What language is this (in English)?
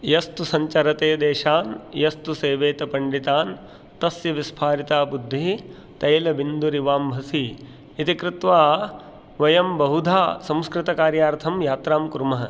Sanskrit